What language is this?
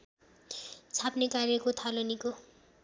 Nepali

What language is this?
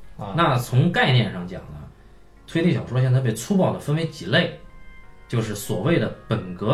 Chinese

